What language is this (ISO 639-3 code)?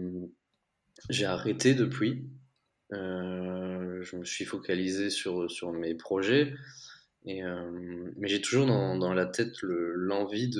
fra